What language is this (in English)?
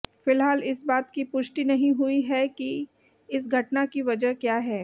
Hindi